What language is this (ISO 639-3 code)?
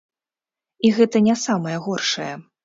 bel